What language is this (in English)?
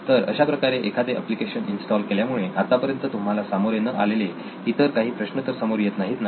Marathi